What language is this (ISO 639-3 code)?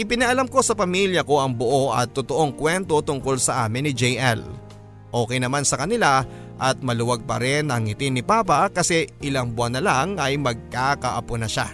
fil